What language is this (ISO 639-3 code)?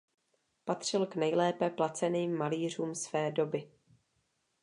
ces